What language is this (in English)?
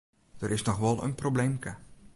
Western Frisian